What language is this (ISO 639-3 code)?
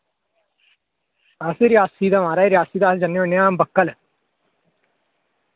doi